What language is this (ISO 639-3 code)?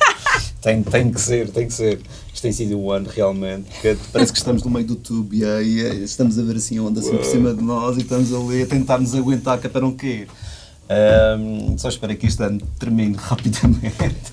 por